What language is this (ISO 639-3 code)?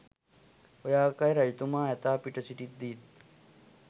sin